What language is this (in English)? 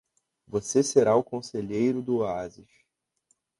Portuguese